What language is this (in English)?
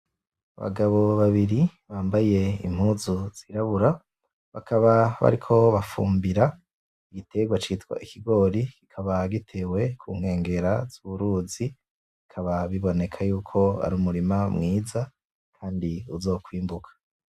Rundi